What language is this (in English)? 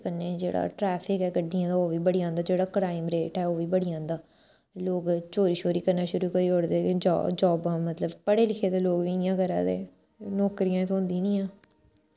Dogri